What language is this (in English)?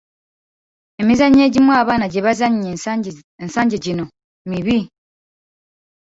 Ganda